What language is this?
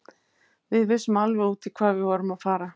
Icelandic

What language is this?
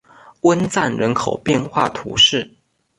Chinese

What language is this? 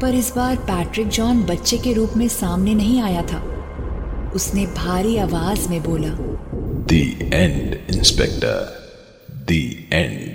Hindi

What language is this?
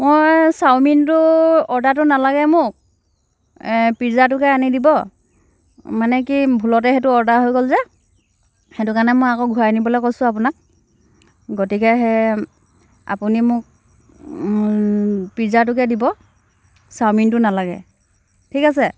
Assamese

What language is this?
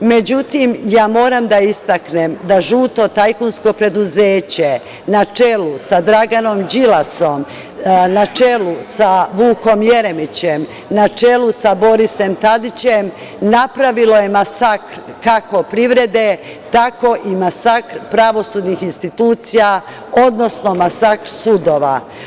Serbian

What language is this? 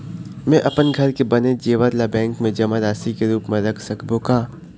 Chhattisgarhi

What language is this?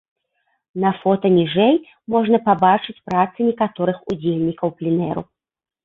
Belarusian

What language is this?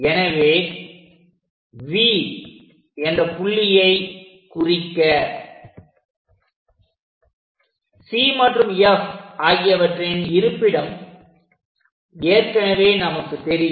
Tamil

